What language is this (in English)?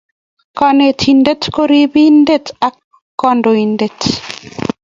Kalenjin